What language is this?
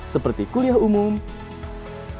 Indonesian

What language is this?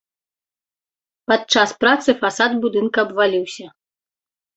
Belarusian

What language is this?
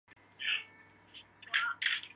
Chinese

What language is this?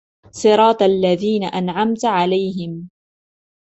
Arabic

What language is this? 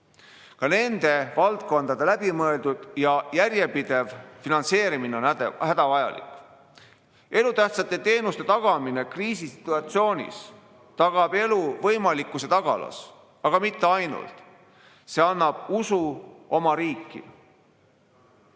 Estonian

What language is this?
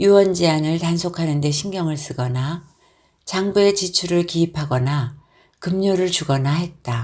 Korean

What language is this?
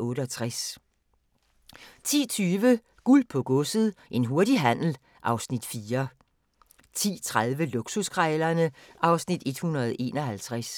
Danish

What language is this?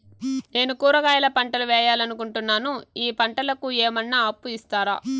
Telugu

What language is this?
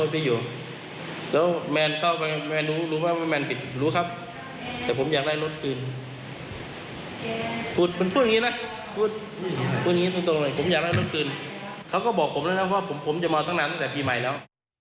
Thai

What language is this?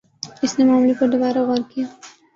Urdu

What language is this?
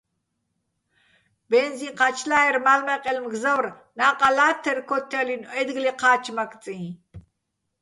Bats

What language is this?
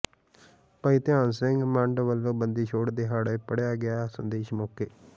Punjabi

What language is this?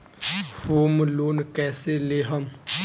Bhojpuri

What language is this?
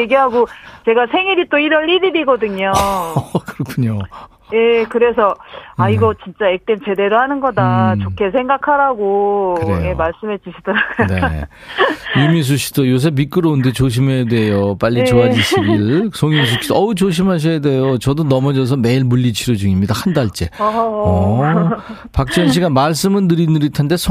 Korean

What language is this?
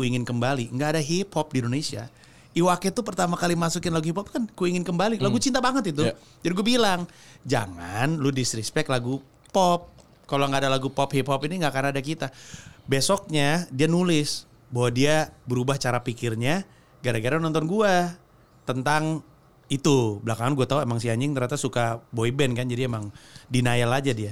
Indonesian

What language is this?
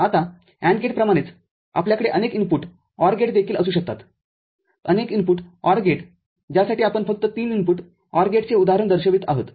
Marathi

